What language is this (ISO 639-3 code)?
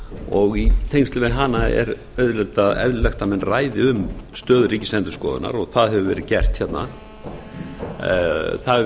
isl